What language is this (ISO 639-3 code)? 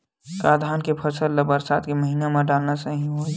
hne